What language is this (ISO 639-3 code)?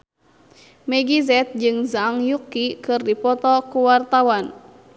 sun